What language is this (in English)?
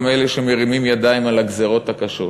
Hebrew